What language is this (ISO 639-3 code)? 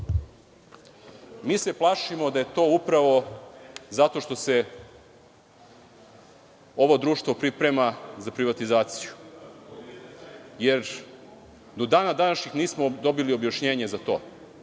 srp